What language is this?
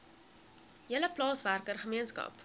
Afrikaans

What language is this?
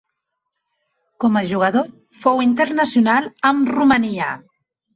Catalan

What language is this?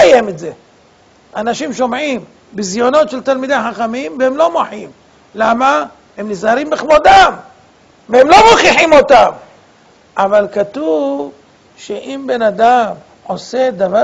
Hebrew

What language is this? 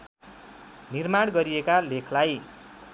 Nepali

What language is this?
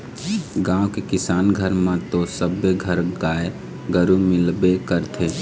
Chhattisgarhi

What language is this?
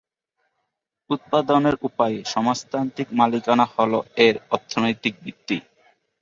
Bangla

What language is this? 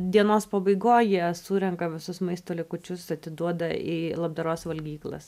Lithuanian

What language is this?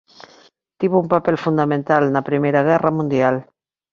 Galician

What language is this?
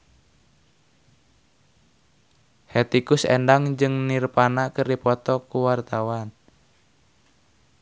Sundanese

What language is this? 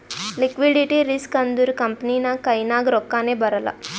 Kannada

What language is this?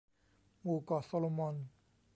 Thai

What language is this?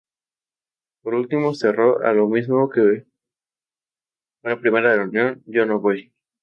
Spanish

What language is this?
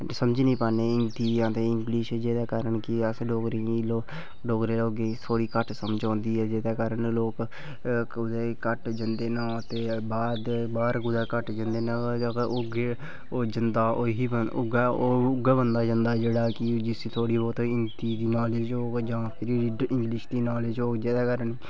Dogri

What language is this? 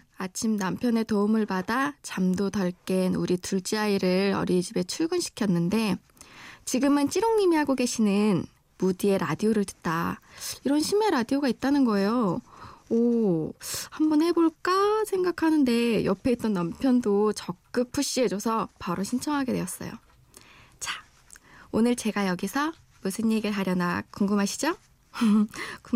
Korean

